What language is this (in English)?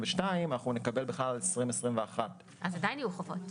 Hebrew